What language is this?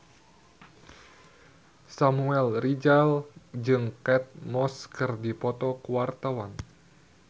Sundanese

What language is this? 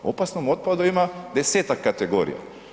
Croatian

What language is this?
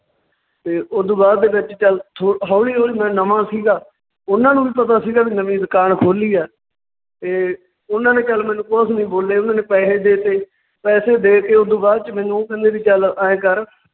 Punjabi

